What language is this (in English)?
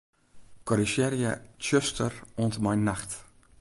Western Frisian